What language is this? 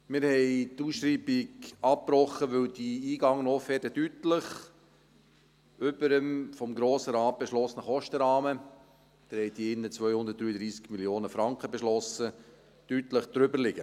Swiss German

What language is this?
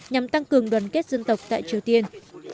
Vietnamese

